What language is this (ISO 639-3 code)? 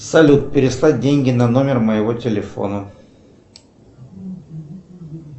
rus